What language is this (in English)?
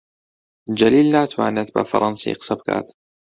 Central Kurdish